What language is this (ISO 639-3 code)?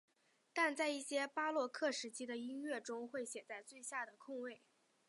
zho